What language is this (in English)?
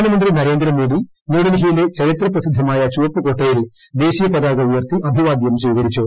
Malayalam